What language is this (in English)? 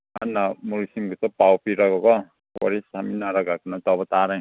Manipuri